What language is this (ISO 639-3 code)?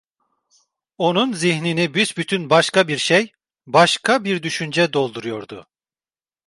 tur